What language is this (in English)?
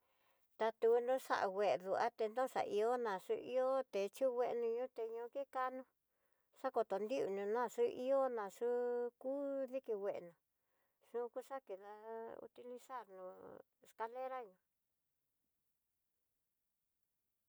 Tidaá Mixtec